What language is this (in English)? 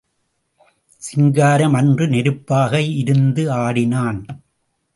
Tamil